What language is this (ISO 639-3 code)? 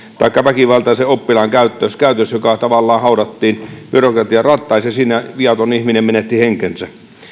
fin